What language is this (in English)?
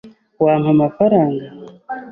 Kinyarwanda